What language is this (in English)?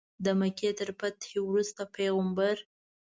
Pashto